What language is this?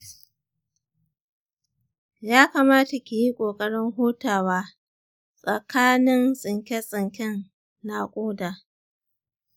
Hausa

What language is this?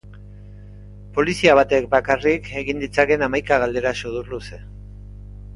Basque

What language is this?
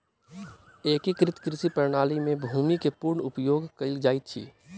Maithili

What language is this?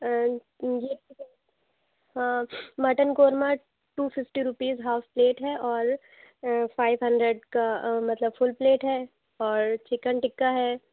Urdu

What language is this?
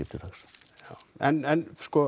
Icelandic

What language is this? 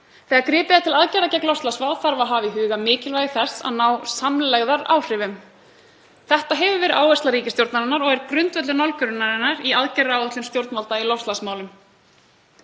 Icelandic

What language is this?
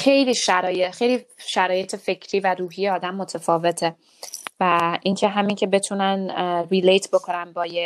Persian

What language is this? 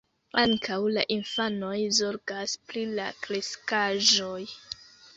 Esperanto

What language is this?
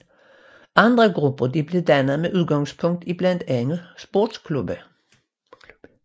Danish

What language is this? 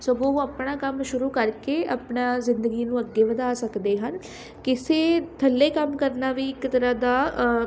Punjabi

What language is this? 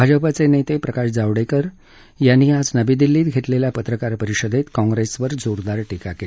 Marathi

